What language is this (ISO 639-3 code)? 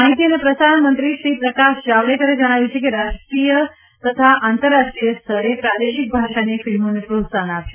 guj